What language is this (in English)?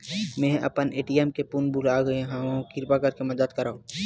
Chhattisgarhi